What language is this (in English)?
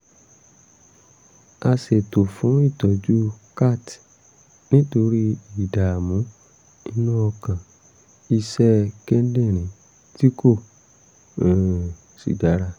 Yoruba